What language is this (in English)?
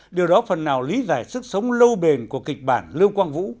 Vietnamese